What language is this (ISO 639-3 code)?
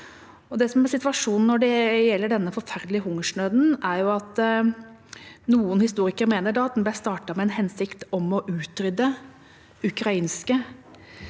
nor